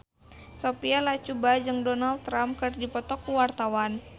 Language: Sundanese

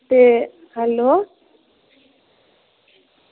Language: Dogri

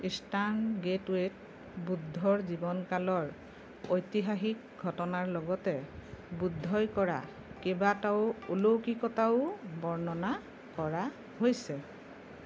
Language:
Assamese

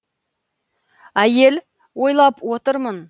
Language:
Kazakh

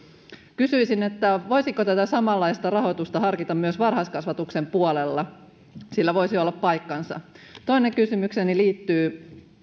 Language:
Finnish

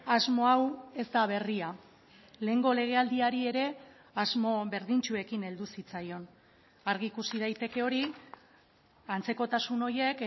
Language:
Basque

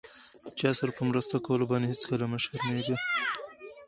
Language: Pashto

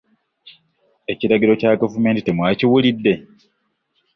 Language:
Ganda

